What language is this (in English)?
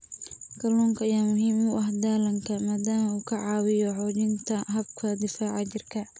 Somali